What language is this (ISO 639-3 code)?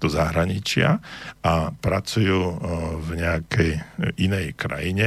slk